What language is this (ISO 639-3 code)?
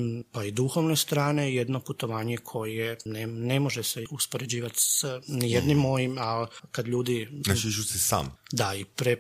hrv